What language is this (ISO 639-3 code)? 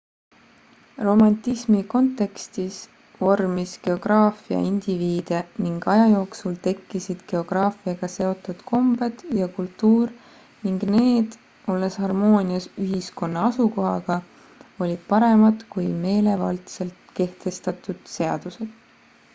est